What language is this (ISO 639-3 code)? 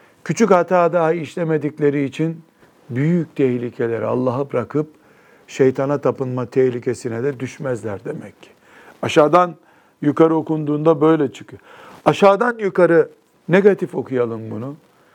tur